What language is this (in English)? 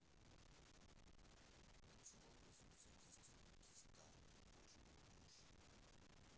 Russian